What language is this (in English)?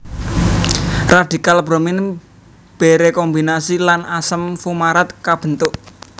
Javanese